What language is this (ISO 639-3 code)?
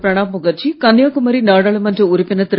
tam